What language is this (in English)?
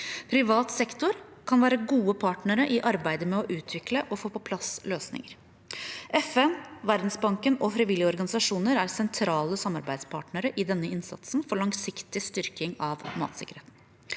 Norwegian